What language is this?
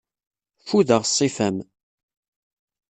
Kabyle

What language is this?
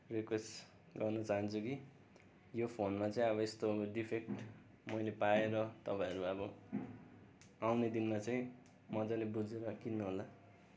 Nepali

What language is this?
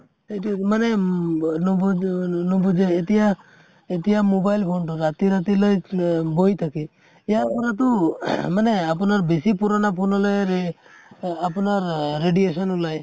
Assamese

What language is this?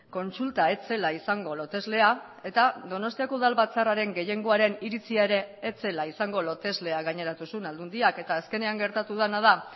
Basque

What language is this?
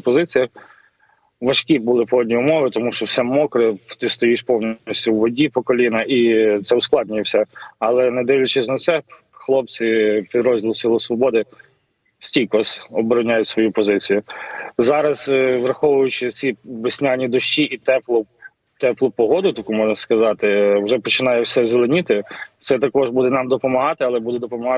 Ukrainian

